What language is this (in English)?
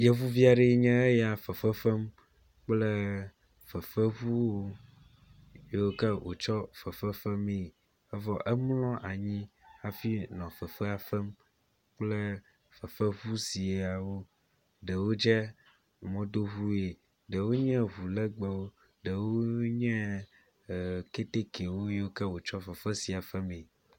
Ewe